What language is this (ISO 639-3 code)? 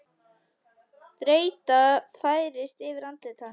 isl